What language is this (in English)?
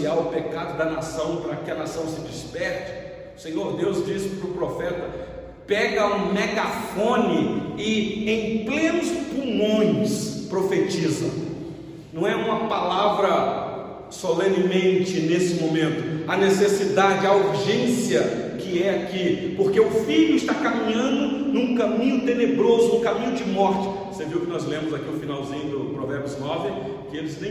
Portuguese